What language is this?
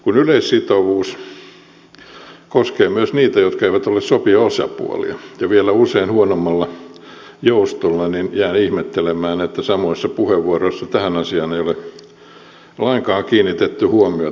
Finnish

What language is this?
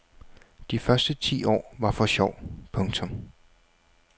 Danish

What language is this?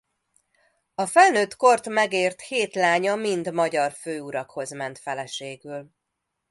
Hungarian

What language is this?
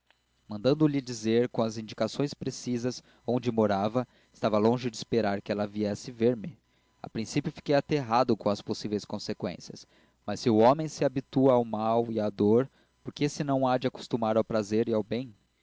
Portuguese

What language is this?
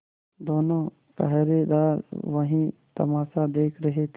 Hindi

